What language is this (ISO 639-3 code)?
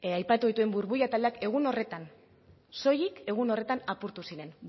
eus